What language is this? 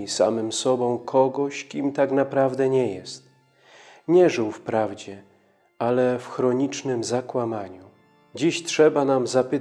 Polish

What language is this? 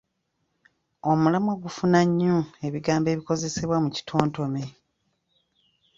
Ganda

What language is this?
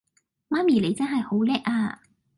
Cantonese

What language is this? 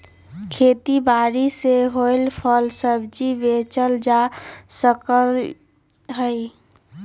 Magahi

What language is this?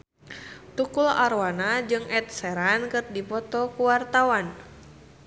Sundanese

